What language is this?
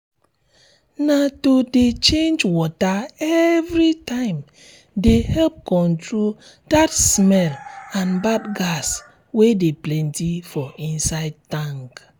Nigerian Pidgin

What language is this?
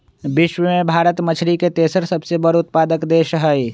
Magahi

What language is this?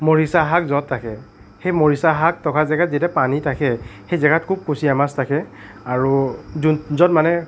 Assamese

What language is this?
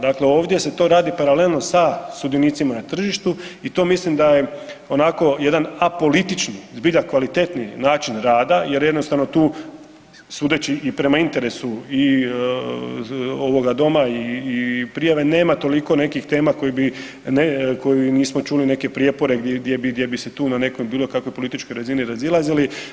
Croatian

